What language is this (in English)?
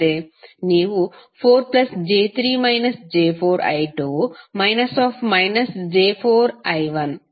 Kannada